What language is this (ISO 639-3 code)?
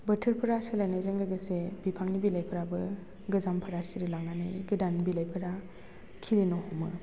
brx